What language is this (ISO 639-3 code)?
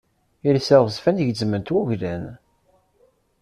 kab